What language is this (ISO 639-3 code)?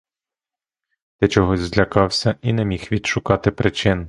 ukr